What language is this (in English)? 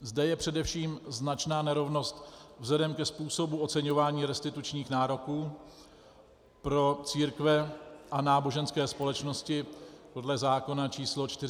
Czech